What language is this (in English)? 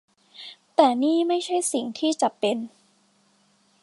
Thai